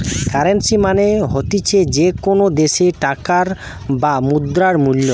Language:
Bangla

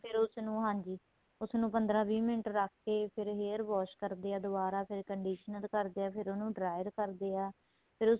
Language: Punjabi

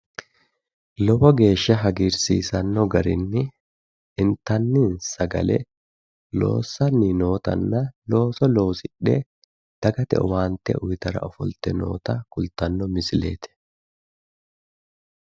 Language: Sidamo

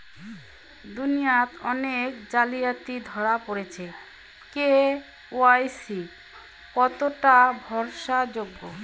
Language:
Bangla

